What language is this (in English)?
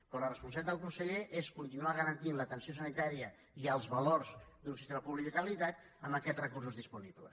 Catalan